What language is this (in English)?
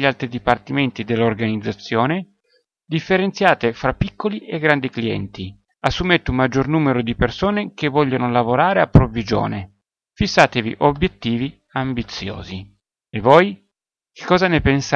Italian